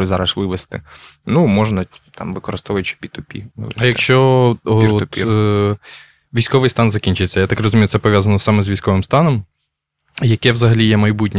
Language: Ukrainian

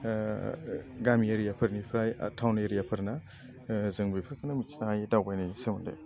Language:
Bodo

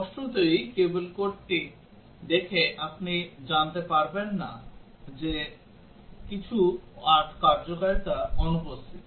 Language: Bangla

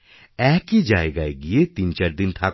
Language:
Bangla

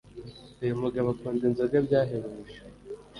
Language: Kinyarwanda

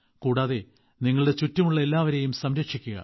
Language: Malayalam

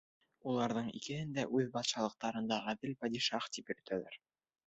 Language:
Bashkir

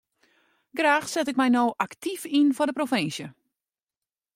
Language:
Western Frisian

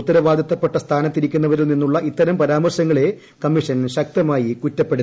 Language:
Malayalam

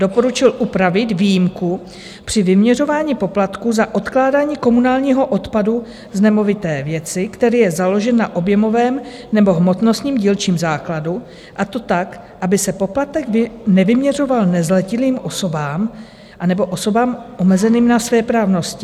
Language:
Czech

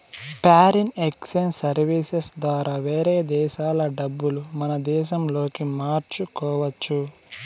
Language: Telugu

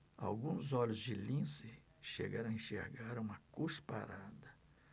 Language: Portuguese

